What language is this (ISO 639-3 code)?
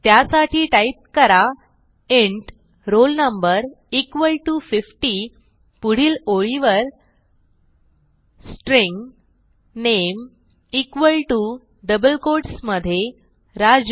mar